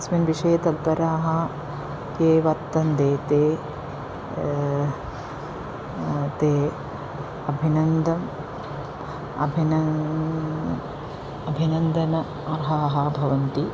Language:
Sanskrit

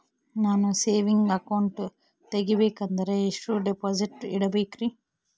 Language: Kannada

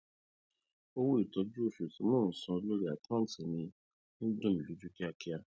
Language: Yoruba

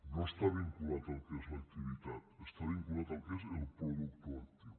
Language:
Catalan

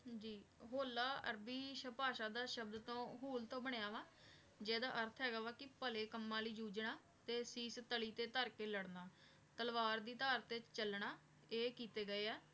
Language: Punjabi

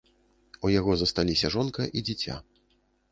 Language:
Belarusian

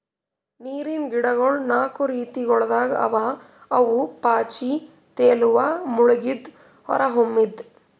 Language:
Kannada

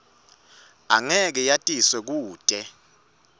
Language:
Swati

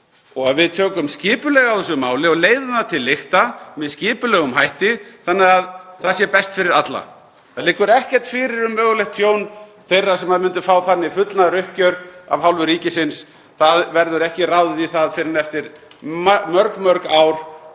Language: Icelandic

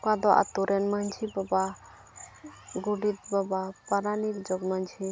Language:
Santali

